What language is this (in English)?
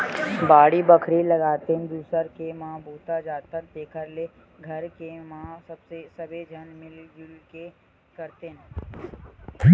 Chhattisgarhi